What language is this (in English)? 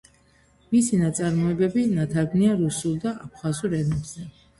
Georgian